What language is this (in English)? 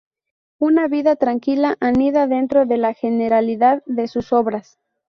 Spanish